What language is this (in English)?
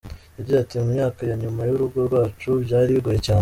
Kinyarwanda